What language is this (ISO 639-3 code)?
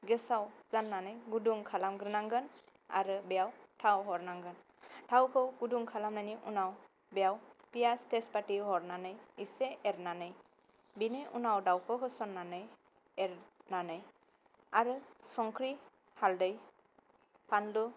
brx